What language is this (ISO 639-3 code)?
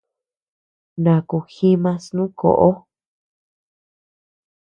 cux